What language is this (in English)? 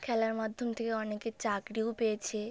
Bangla